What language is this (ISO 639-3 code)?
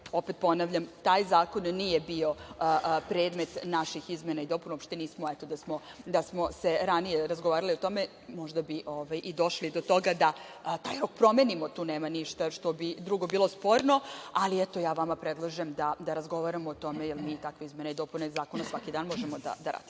srp